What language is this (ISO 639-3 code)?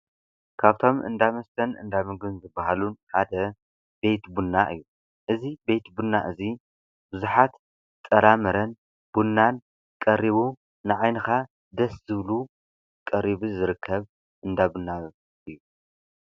tir